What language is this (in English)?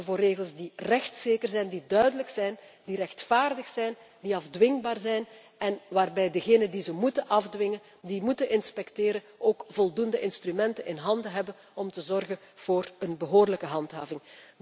Dutch